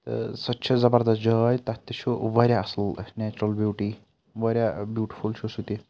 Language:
Kashmiri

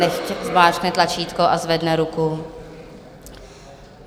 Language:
Czech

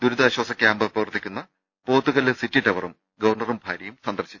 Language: Malayalam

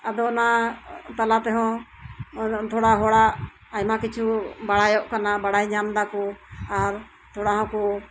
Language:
Santali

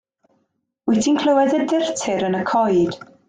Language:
Welsh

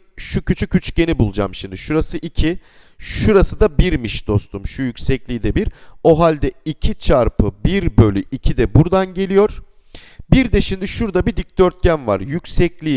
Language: Turkish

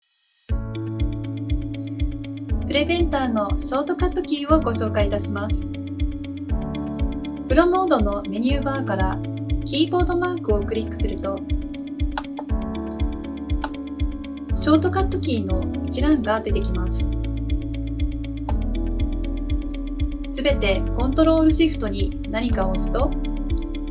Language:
Japanese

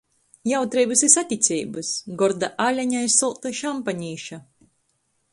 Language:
Latgalian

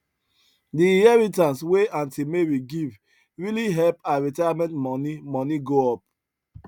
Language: Nigerian Pidgin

